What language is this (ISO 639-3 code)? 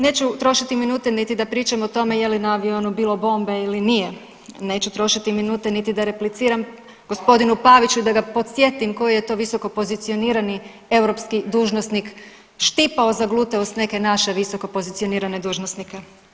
hrv